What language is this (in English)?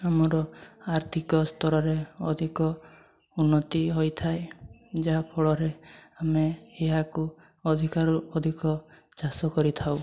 Odia